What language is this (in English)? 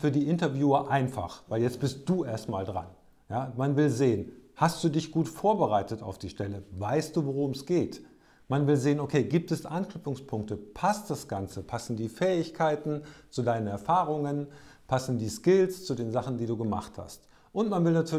German